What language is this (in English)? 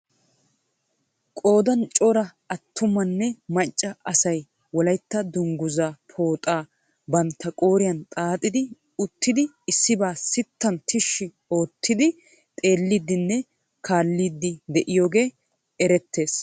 Wolaytta